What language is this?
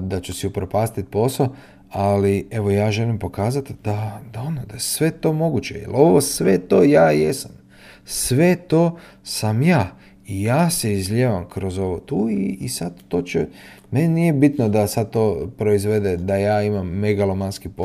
Croatian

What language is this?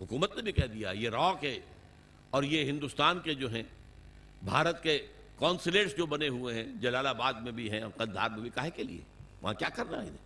Urdu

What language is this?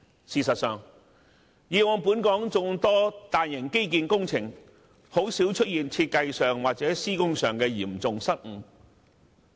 Cantonese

